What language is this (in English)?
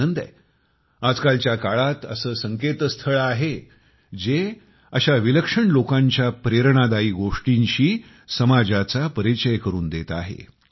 Marathi